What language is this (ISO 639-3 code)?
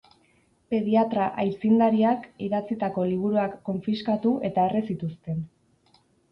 eus